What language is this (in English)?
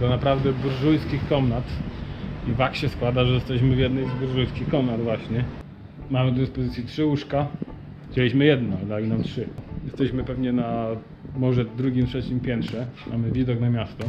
Polish